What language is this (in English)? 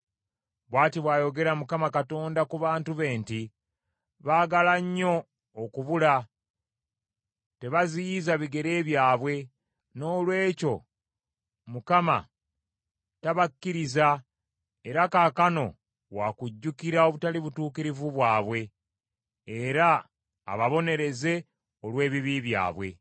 Ganda